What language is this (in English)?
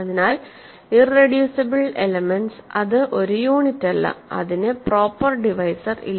Malayalam